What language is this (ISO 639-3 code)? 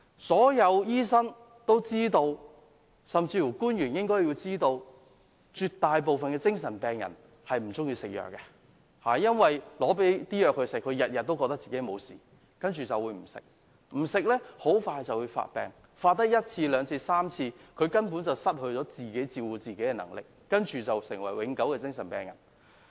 yue